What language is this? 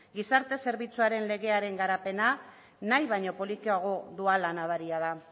Basque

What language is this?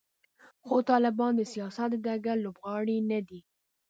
Pashto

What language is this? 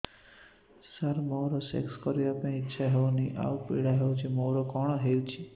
Odia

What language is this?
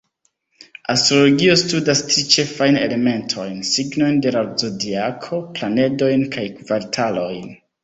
Esperanto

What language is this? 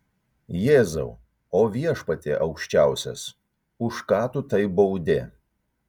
Lithuanian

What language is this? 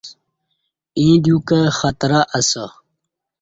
Kati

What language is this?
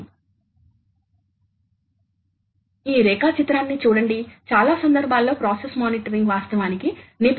Telugu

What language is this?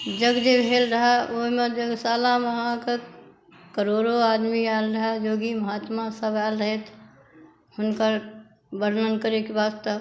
Maithili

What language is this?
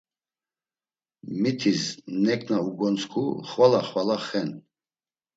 Laz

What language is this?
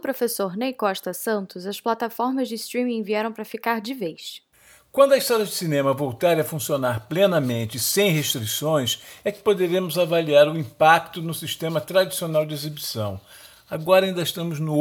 Portuguese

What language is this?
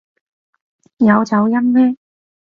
Cantonese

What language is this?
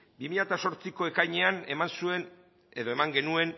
Basque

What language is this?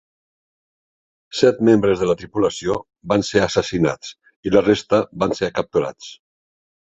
Catalan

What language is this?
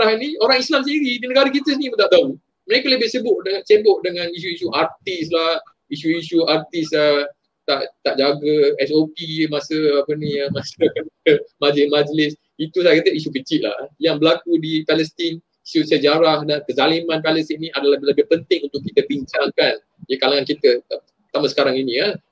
Malay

